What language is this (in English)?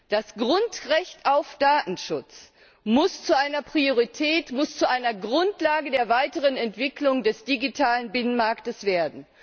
German